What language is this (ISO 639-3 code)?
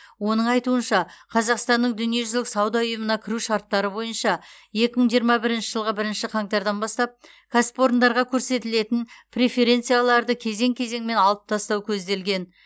kaz